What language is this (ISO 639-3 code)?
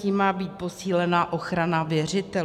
ces